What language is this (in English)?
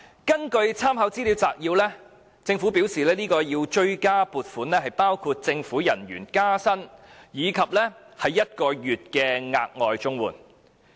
Cantonese